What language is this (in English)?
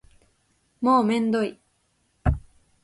Japanese